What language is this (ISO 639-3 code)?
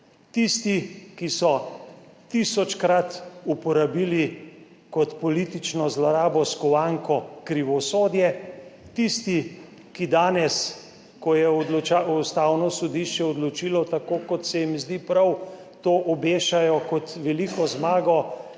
slv